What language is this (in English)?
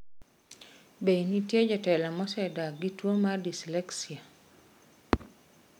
Luo (Kenya and Tanzania)